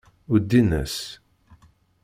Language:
Kabyle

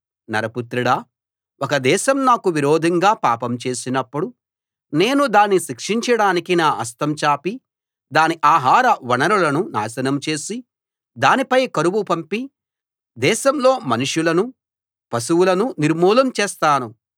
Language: Telugu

